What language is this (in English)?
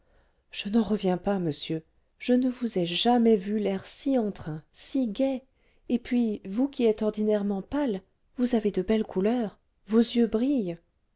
French